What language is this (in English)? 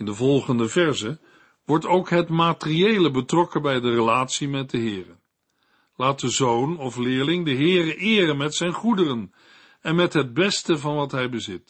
Dutch